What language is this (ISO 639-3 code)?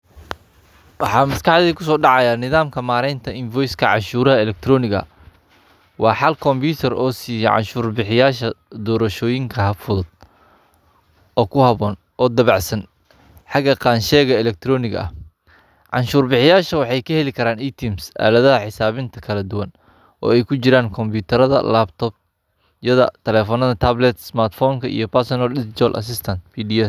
som